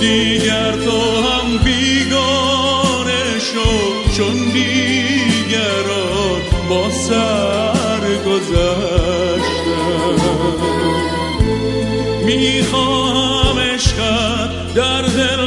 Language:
Persian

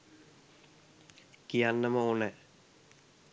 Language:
Sinhala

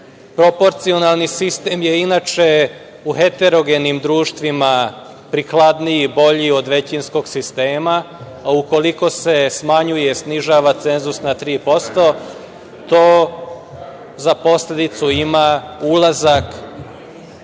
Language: Serbian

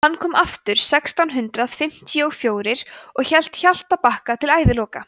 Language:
Icelandic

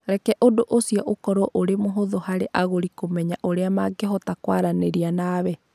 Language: Kikuyu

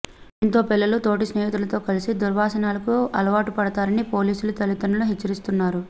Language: Telugu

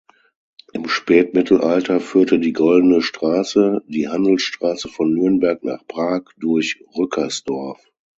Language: German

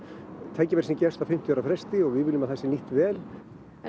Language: Icelandic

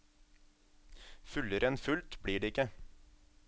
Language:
Norwegian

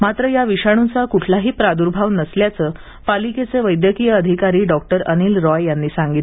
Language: Marathi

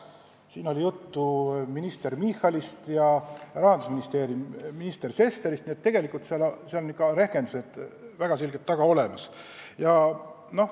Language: Estonian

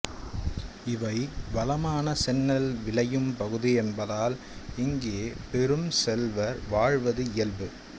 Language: Tamil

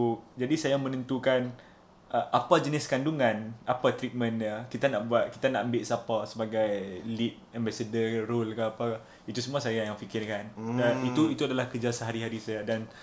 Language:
Malay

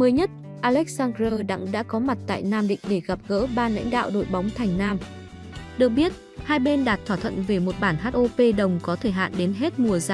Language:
Vietnamese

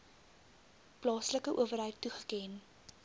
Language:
Afrikaans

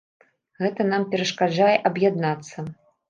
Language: Belarusian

